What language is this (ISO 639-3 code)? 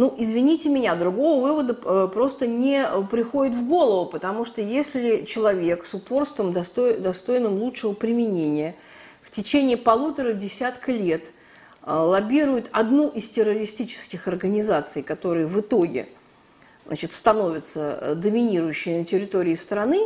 rus